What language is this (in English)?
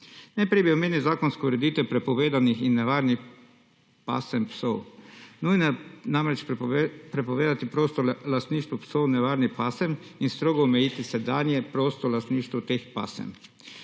Slovenian